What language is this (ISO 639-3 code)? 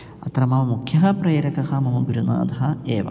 san